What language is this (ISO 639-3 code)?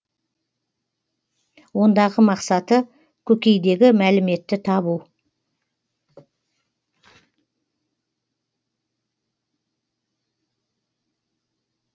kaz